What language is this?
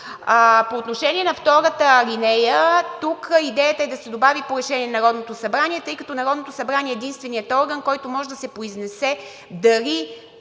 Bulgarian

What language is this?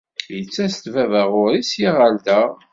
Kabyle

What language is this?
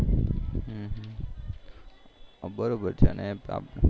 Gujarati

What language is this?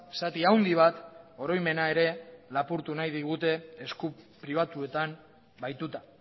Basque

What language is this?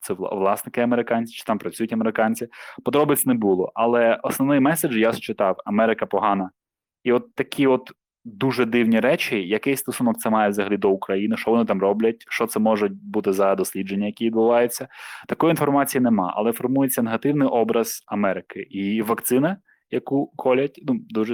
Ukrainian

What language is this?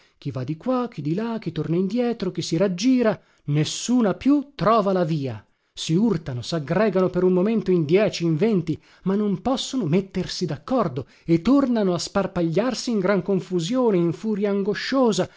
Italian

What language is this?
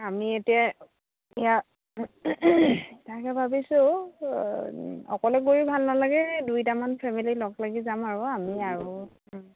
Assamese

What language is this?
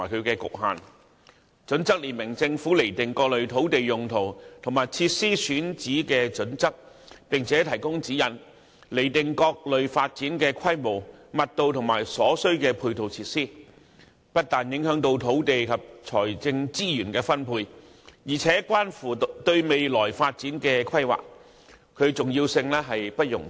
Cantonese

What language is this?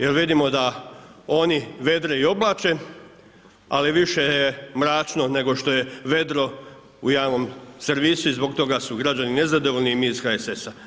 Croatian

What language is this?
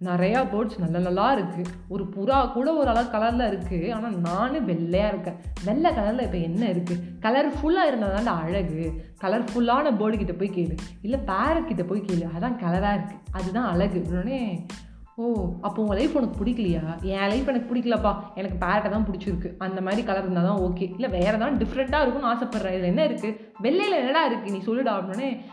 Tamil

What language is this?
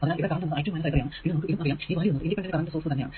Malayalam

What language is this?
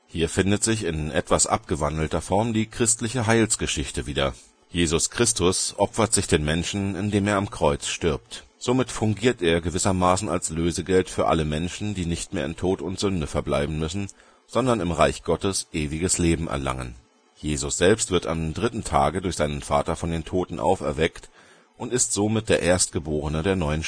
German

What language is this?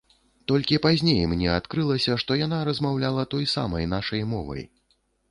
Belarusian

